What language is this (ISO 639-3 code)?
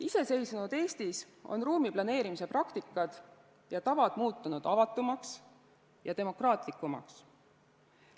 est